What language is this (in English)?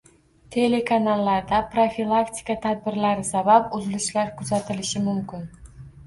Uzbek